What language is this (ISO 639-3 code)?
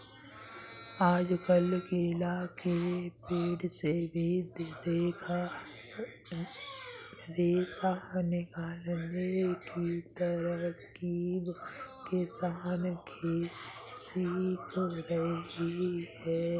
hin